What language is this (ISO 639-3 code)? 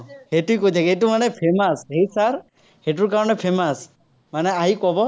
asm